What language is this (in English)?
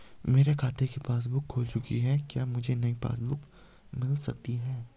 Hindi